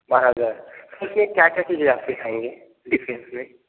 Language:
Hindi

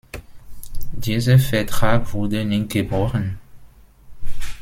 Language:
German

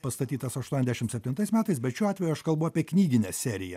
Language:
Lithuanian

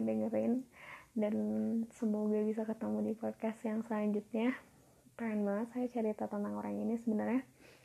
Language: Indonesian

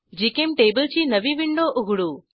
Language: Marathi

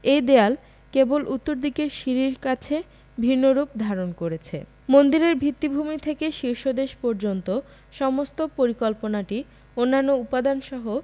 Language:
Bangla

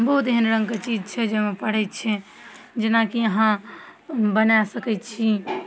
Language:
Maithili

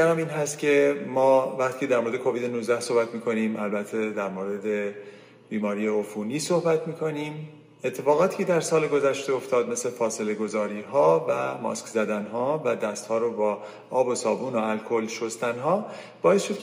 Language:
Persian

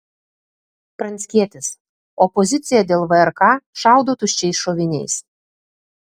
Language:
Lithuanian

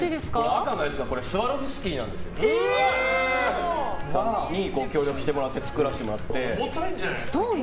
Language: Japanese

